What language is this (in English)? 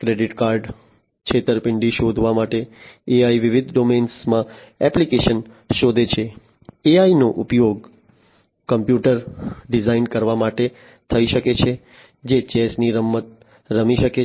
Gujarati